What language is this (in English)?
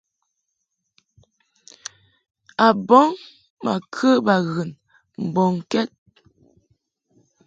Mungaka